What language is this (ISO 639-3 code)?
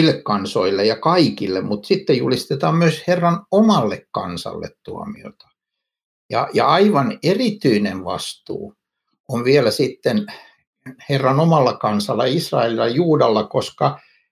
fin